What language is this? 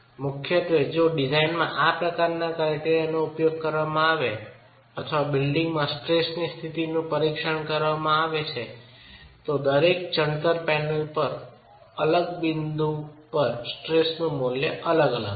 Gujarati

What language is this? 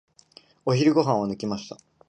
Japanese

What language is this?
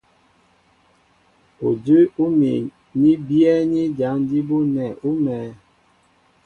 Mbo (Cameroon)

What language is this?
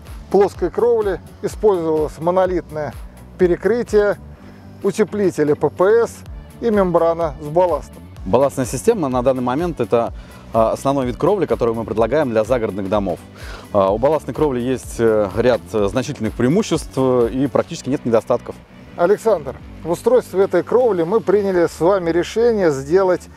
Russian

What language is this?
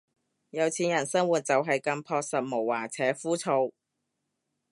Cantonese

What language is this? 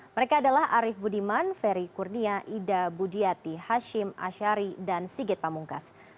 Indonesian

